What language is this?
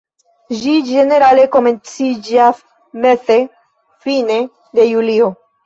Esperanto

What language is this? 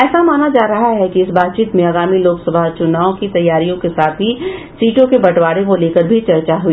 Hindi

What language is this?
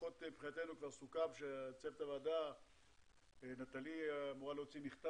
Hebrew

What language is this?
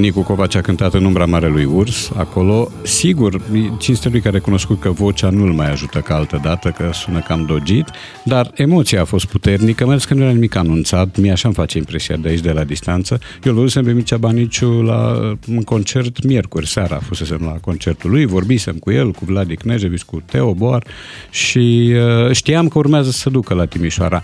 Romanian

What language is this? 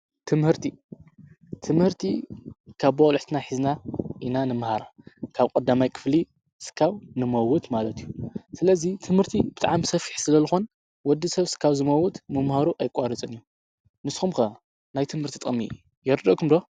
Tigrinya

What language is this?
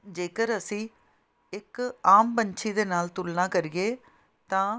Punjabi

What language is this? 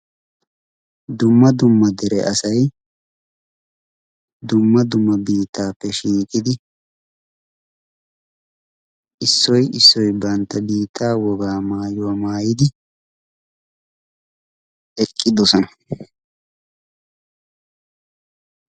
Wolaytta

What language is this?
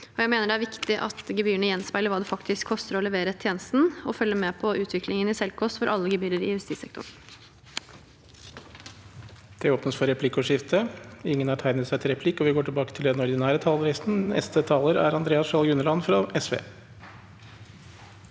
Norwegian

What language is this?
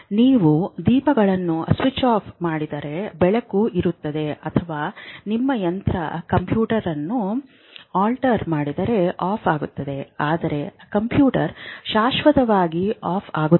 Kannada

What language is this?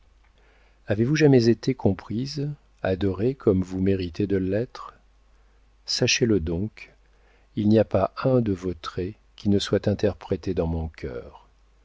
French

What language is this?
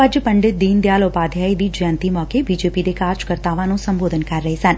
Punjabi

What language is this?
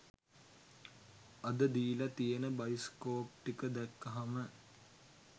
Sinhala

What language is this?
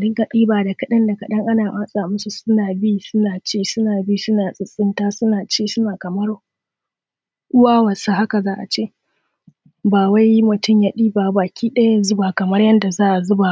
Hausa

